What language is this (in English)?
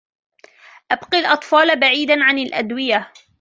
Arabic